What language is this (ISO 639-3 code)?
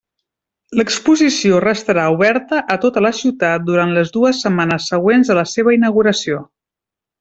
cat